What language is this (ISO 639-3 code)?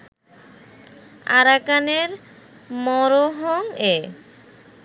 ben